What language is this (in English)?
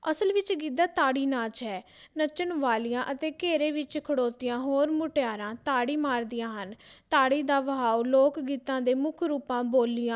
Punjabi